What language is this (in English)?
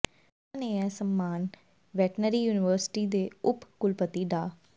Punjabi